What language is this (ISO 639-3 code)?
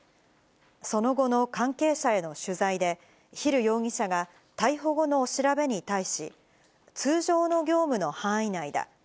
jpn